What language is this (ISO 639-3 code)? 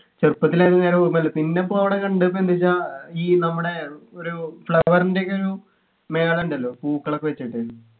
mal